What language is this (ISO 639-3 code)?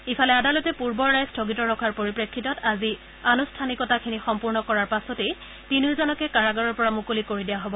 asm